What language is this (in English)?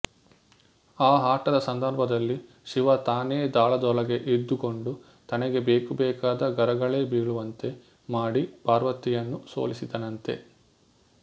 Kannada